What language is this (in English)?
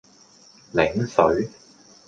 Cantonese